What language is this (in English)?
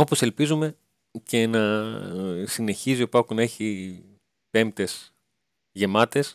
Greek